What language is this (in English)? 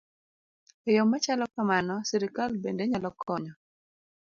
Luo (Kenya and Tanzania)